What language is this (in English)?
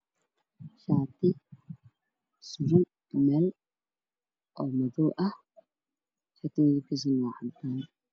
Somali